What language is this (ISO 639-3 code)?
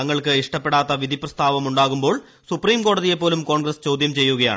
mal